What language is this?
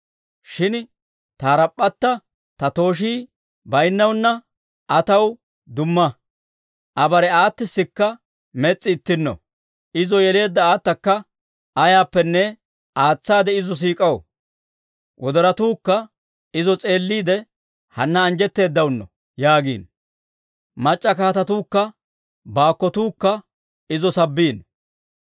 Dawro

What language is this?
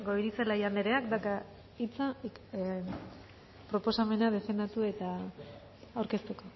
Basque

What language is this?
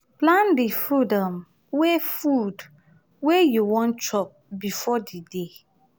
Nigerian Pidgin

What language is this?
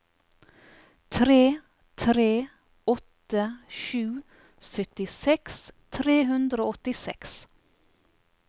Norwegian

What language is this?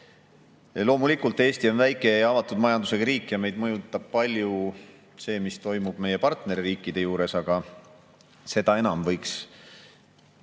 Estonian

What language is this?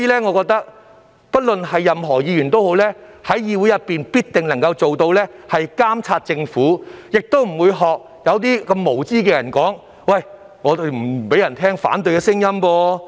Cantonese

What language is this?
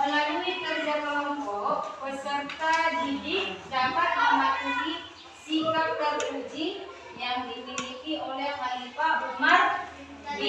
Indonesian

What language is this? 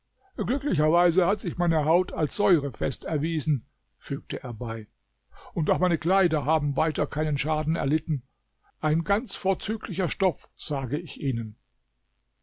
German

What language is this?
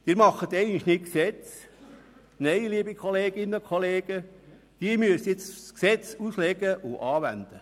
Swiss German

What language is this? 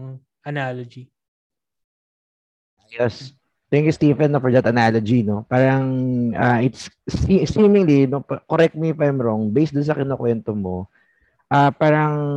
Filipino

